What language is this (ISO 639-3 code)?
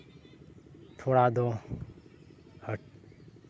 sat